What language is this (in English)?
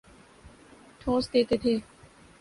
Urdu